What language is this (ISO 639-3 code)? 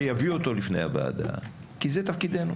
heb